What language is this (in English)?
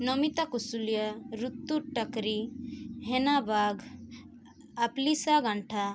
Odia